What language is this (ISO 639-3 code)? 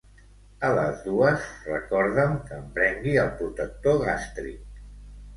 cat